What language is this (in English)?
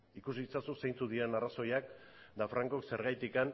Basque